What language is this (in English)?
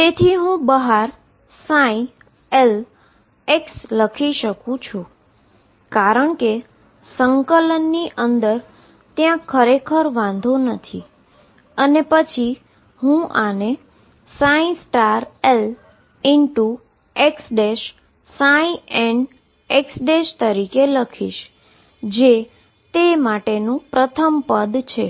Gujarati